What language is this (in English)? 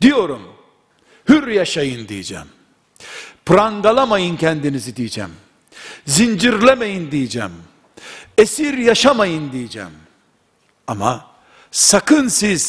Turkish